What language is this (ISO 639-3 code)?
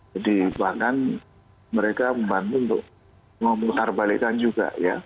ind